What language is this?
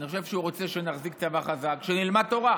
Hebrew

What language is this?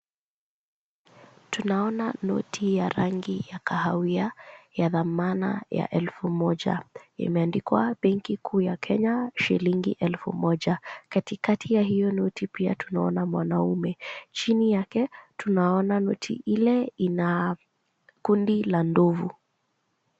Swahili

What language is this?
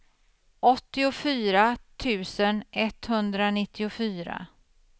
Swedish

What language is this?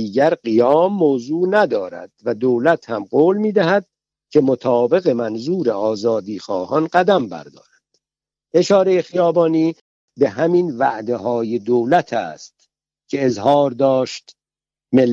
Persian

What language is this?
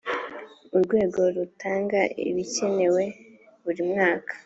Kinyarwanda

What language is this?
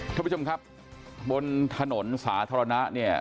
Thai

